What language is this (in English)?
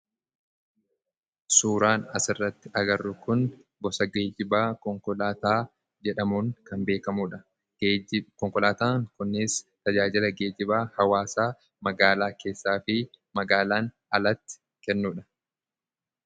Oromo